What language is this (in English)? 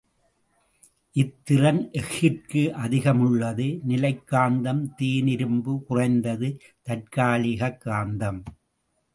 Tamil